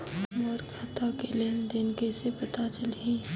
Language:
Chhattisgarhi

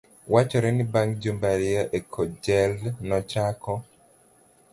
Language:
Luo (Kenya and Tanzania)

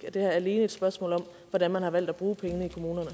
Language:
Danish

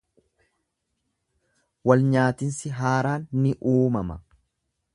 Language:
Oromo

